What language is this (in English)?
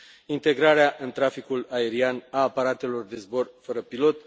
Romanian